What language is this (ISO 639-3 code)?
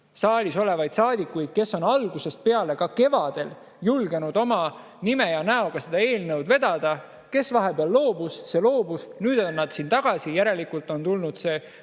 est